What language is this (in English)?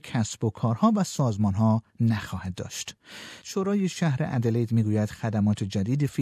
Persian